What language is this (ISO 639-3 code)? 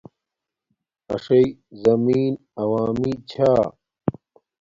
dmk